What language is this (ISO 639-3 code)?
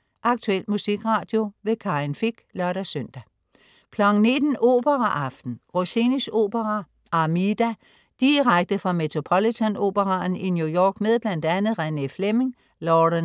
dan